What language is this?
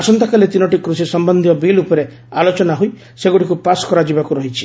Odia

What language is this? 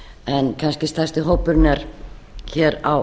Icelandic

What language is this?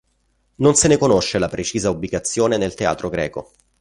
Italian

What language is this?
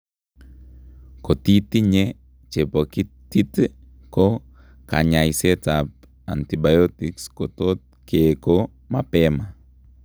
Kalenjin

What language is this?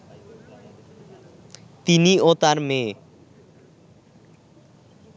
Bangla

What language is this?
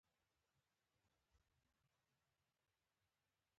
Pashto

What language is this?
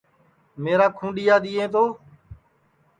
Sansi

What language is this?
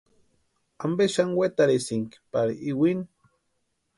Western Highland Purepecha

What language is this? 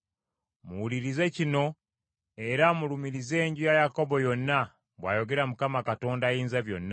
Ganda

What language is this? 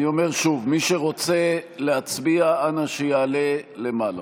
Hebrew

